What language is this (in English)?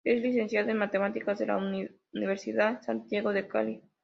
Spanish